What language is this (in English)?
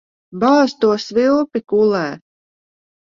Latvian